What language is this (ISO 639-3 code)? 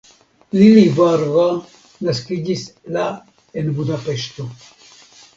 epo